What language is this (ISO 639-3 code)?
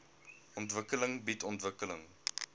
afr